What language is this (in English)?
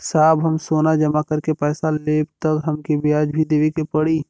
Bhojpuri